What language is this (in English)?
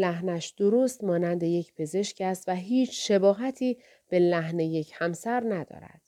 Persian